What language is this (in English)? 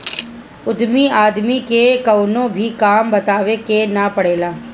Bhojpuri